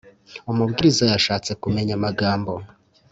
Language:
Kinyarwanda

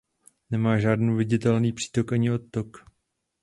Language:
Czech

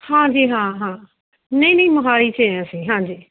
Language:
Punjabi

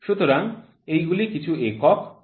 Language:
Bangla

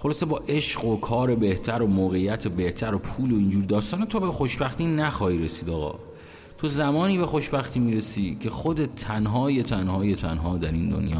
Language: Persian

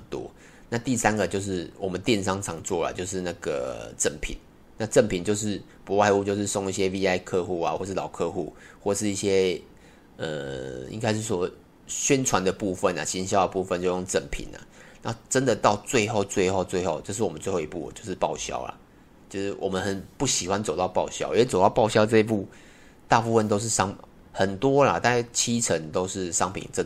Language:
Chinese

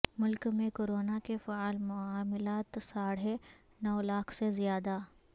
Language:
Urdu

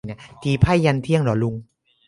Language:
Thai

